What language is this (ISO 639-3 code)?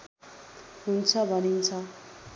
nep